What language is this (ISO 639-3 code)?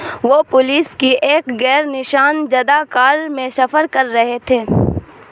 urd